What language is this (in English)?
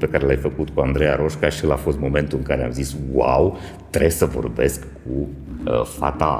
Romanian